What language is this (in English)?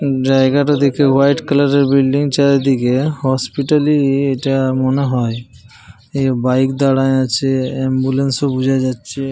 Bangla